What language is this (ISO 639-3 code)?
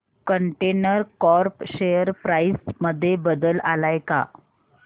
mar